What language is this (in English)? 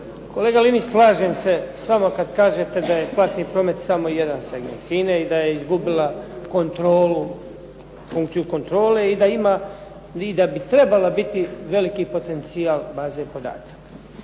Croatian